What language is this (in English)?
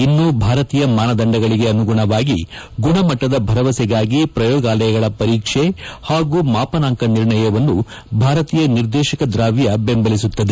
Kannada